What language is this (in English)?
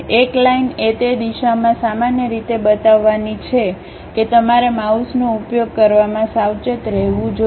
Gujarati